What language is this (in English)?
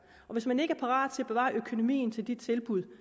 Danish